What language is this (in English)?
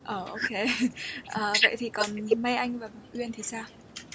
Vietnamese